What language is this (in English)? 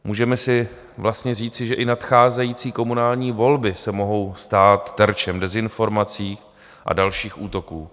Czech